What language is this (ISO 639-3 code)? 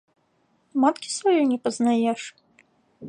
bel